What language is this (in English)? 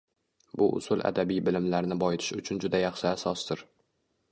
Uzbek